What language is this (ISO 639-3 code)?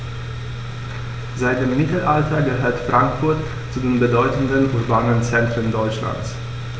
deu